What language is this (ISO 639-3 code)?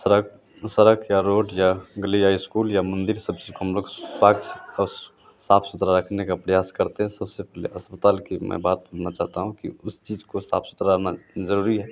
hin